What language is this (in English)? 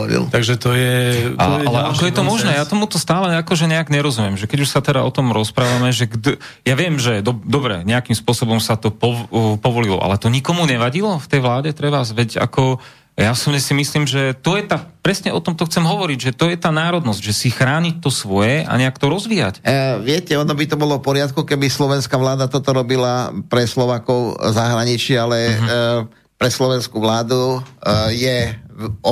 Slovak